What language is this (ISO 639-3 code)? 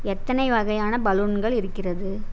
tam